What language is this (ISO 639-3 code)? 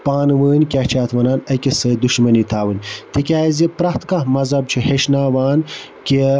kas